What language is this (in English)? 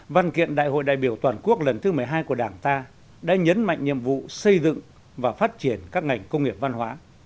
Vietnamese